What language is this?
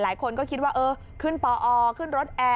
Thai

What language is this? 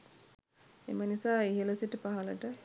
Sinhala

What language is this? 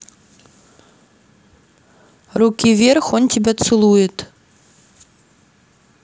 Russian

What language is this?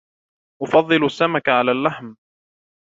Arabic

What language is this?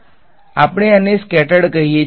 Gujarati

